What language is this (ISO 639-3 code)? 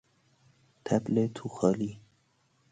fas